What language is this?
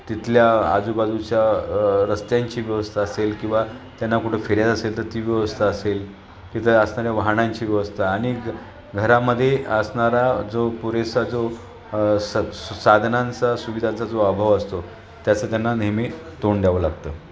Marathi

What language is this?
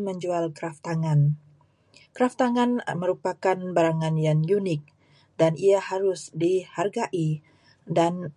Malay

